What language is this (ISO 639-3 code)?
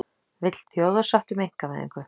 isl